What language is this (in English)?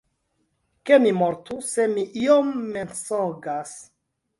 Esperanto